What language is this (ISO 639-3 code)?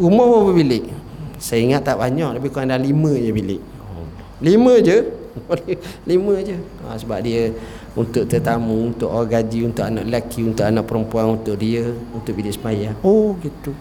msa